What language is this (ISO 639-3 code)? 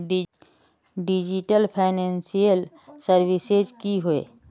mag